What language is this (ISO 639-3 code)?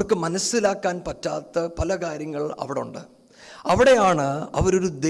mal